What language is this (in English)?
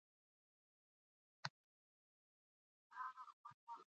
Pashto